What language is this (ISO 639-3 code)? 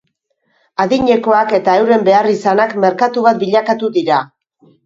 eus